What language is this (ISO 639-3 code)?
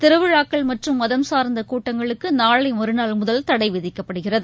tam